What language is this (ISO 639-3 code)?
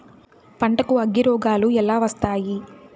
tel